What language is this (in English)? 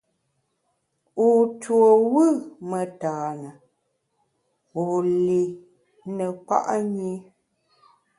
Bamun